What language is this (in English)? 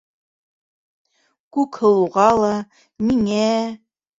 Bashkir